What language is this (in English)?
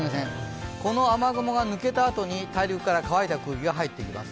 Japanese